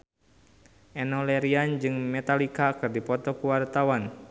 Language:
Sundanese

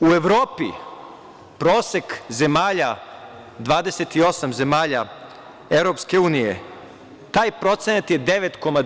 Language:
Serbian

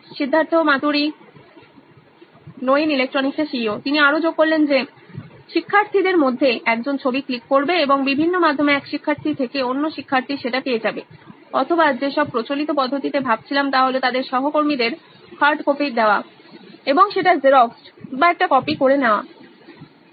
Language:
Bangla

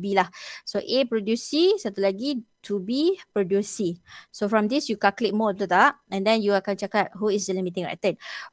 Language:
Malay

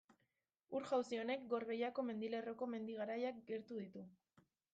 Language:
Basque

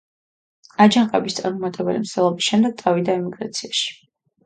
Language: Georgian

